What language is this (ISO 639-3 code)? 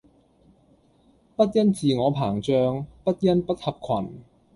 yue